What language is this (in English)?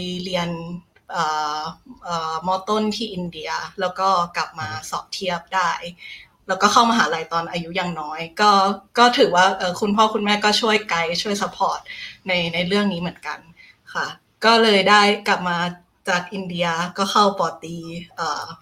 Thai